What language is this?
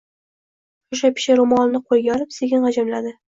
Uzbek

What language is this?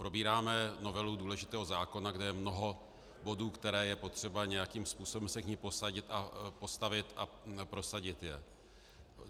Czech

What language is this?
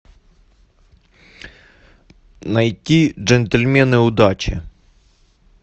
Russian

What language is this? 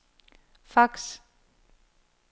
Danish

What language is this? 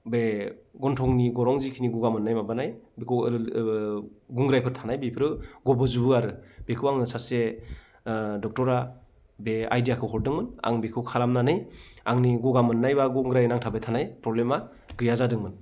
Bodo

